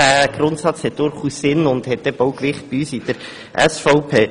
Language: Swiss German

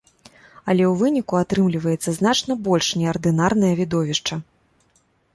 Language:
Belarusian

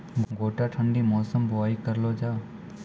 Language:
Maithili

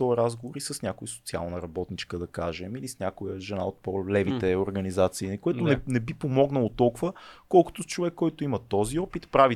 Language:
Bulgarian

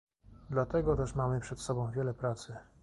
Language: Polish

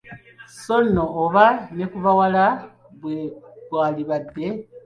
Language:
Ganda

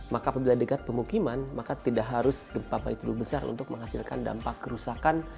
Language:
Indonesian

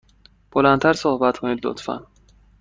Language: Persian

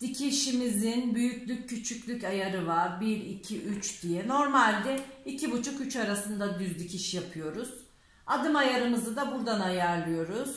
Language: Turkish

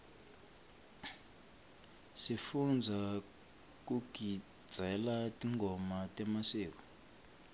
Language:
Swati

